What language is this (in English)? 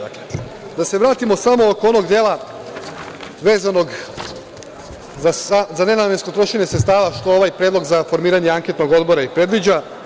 Serbian